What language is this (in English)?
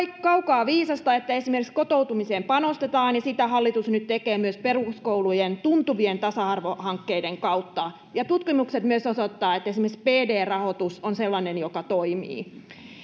Finnish